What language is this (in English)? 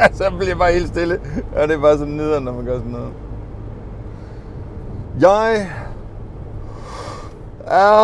Danish